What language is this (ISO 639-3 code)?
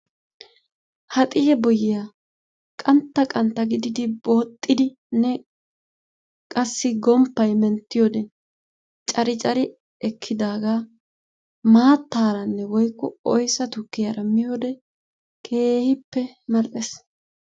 wal